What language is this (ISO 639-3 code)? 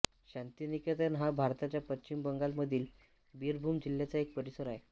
mar